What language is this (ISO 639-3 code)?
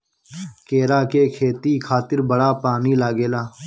bho